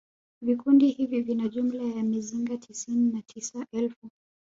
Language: Swahili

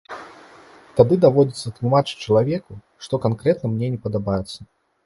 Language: Belarusian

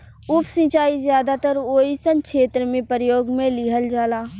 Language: Bhojpuri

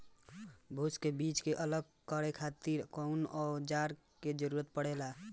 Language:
Bhojpuri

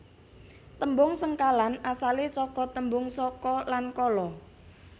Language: Javanese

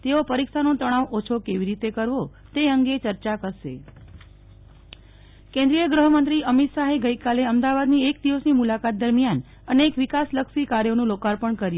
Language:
Gujarati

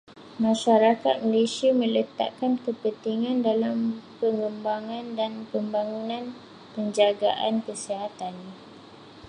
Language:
Malay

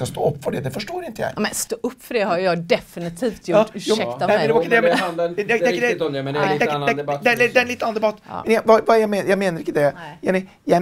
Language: Swedish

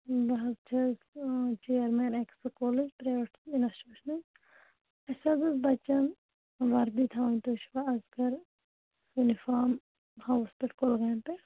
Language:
Kashmiri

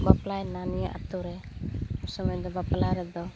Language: Santali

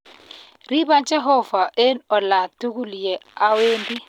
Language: Kalenjin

